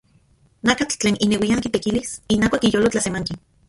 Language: Central Puebla Nahuatl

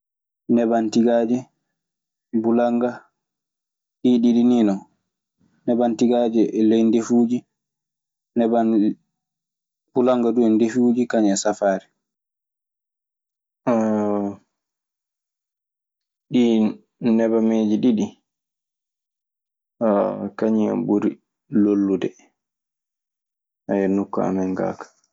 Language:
Maasina Fulfulde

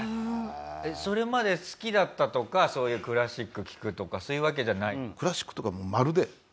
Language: Japanese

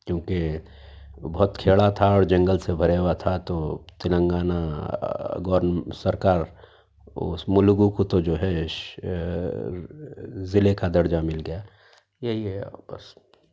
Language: Urdu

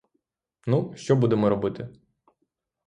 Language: Ukrainian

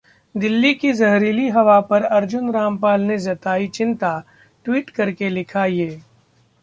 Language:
Hindi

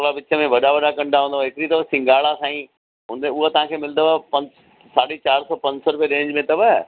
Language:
Sindhi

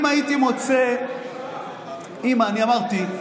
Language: Hebrew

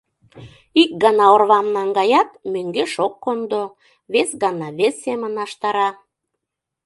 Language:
Mari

